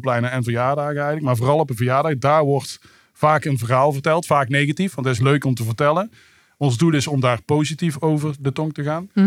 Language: Dutch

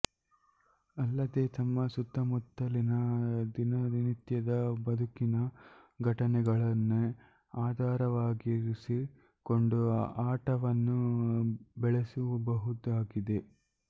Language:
Kannada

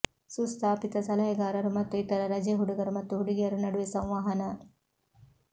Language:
Kannada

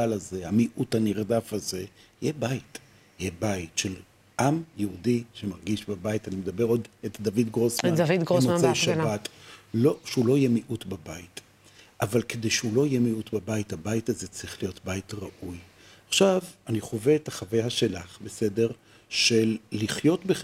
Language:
Hebrew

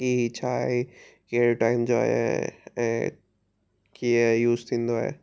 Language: Sindhi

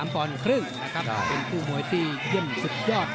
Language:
Thai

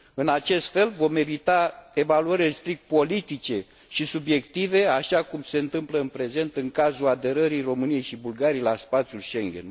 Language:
Romanian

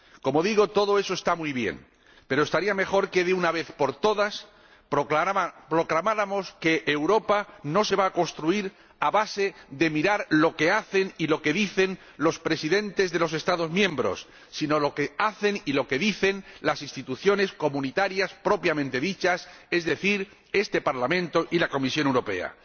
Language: Spanish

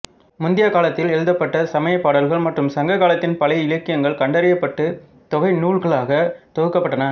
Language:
Tamil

